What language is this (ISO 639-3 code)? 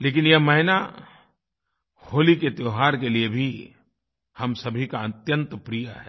hin